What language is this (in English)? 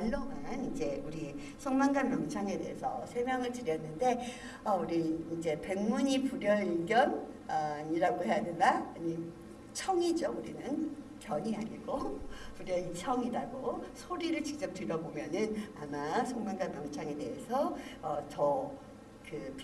Korean